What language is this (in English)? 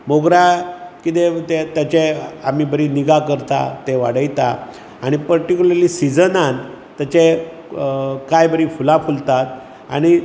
Konkani